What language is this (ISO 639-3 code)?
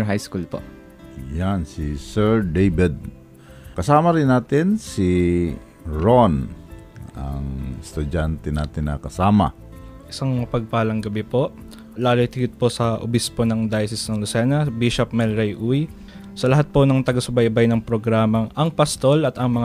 fil